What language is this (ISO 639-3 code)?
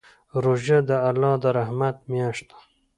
pus